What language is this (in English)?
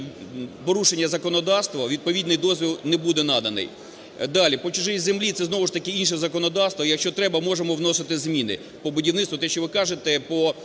Ukrainian